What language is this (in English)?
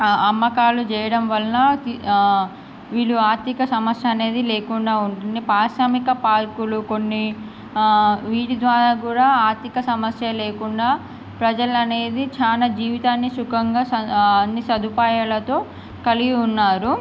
Telugu